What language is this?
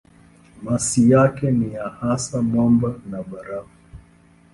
Swahili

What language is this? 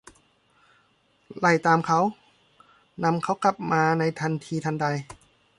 Thai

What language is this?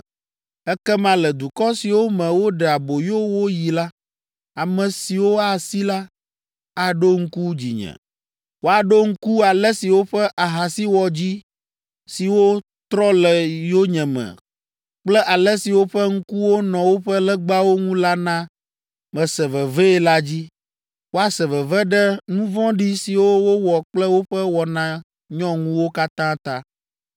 Ewe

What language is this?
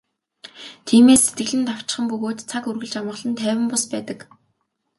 Mongolian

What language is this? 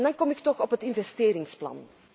Dutch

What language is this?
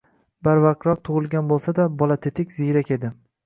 Uzbek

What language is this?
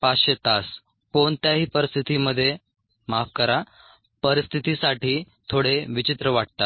Marathi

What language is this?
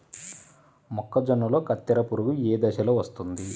Telugu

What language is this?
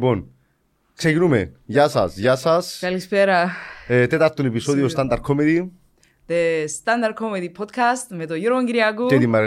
Greek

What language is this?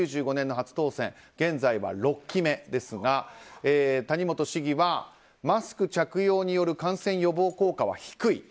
Japanese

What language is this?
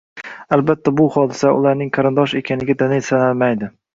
Uzbek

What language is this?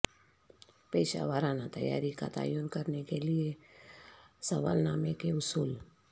Urdu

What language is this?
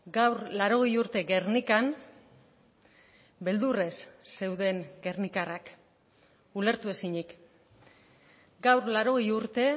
Basque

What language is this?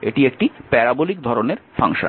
Bangla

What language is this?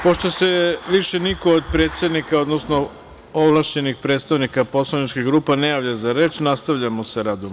Serbian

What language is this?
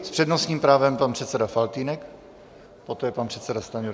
Czech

